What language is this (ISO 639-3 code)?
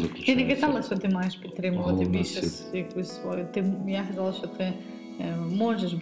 ukr